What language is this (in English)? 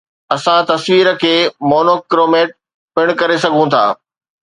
Sindhi